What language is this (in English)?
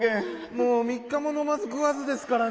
Japanese